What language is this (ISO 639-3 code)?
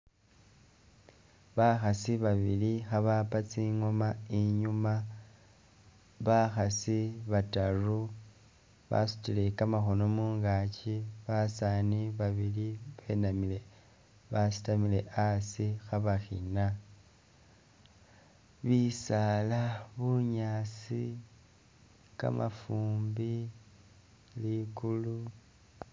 myx